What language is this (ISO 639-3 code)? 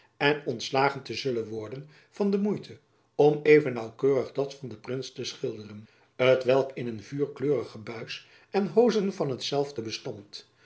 nld